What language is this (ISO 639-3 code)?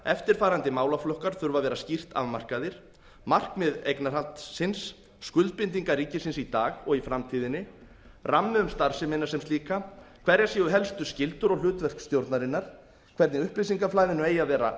isl